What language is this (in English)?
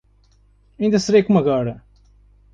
Portuguese